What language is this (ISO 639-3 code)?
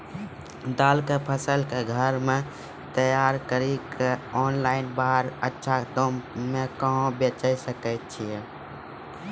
mai